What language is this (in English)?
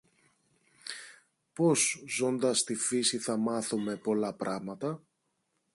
Greek